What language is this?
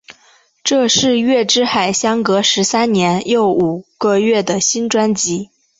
Chinese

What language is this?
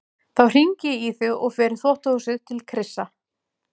Icelandic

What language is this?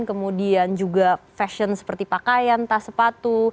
Indonesian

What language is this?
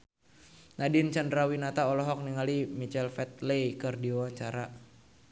Sundanese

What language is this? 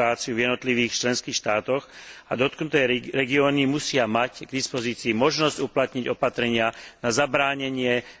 Slovak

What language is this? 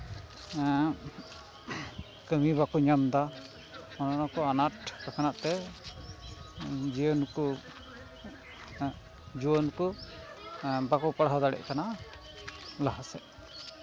Santali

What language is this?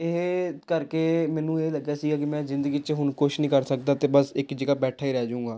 Punjabi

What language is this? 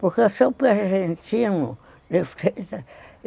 Portuguese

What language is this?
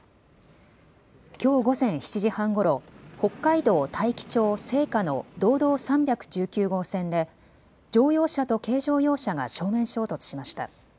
Japanese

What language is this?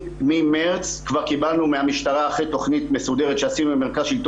Hebrew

